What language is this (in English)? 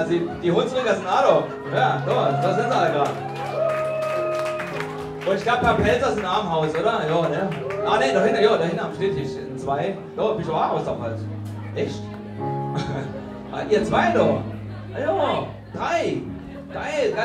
German